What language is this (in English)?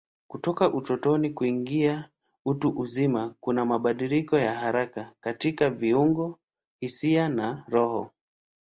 Swahili